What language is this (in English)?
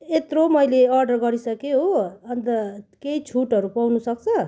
Nepali